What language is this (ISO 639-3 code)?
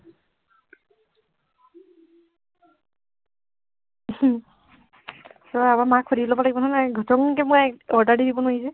asm